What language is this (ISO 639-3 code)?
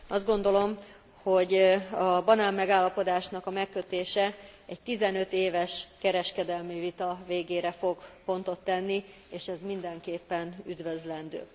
hun